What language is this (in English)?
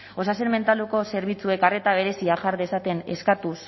Basque